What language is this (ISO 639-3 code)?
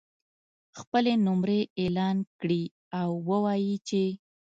pus